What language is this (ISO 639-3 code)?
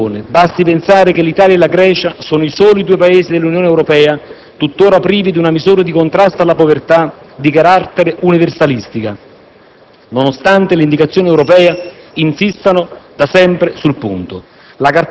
ita